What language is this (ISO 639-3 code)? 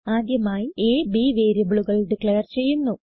mal